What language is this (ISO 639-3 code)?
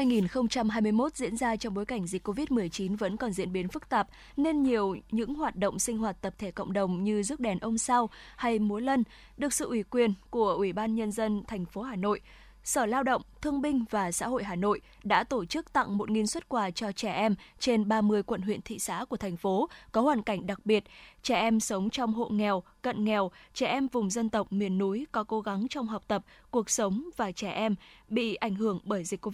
vie